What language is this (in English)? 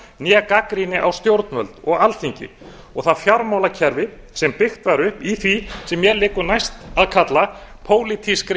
Icelandic